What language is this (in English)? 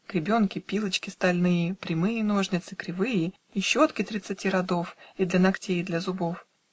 Russian